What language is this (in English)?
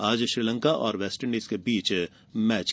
Hindi